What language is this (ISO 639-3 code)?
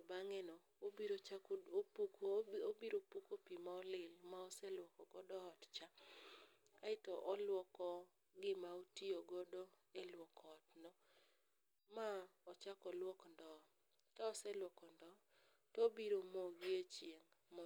luo